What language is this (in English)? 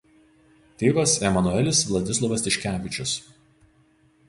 Lithuanian